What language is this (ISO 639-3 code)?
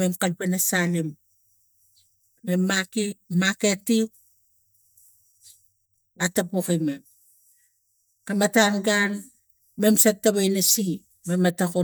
tgc